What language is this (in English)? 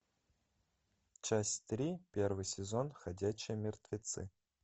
Russian